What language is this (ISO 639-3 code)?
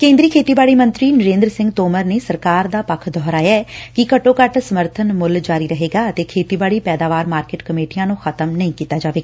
pan